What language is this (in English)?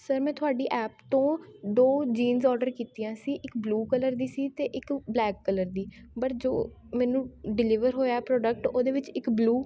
Punjabi